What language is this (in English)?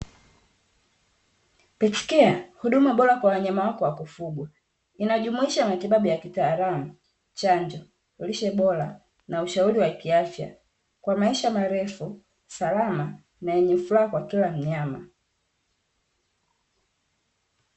Swahili